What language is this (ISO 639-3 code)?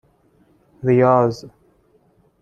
fas